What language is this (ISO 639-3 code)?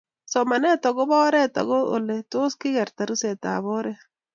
kln